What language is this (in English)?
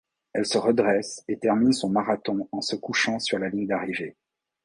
French